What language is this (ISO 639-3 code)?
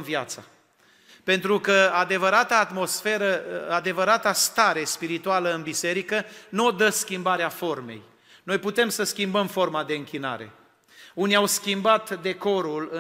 ron